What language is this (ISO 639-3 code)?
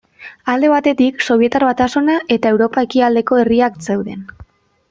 eus